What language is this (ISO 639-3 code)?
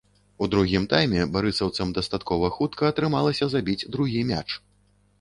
bel